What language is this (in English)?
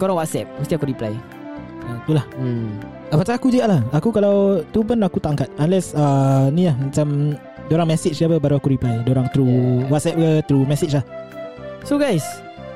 Malay